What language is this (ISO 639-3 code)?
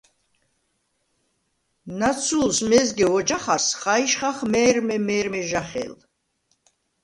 sva